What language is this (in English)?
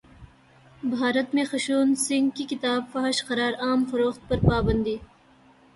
Urdu